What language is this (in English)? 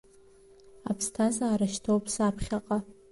Abkhazian